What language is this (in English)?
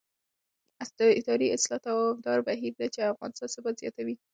Pashto